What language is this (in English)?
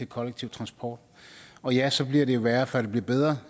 Danish